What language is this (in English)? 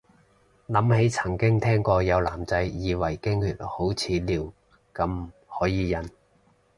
Cantonese